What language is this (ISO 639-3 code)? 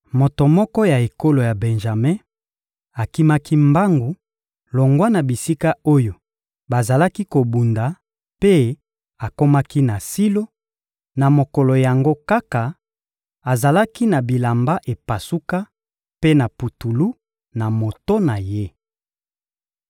lin